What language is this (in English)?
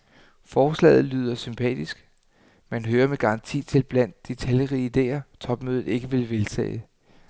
Danish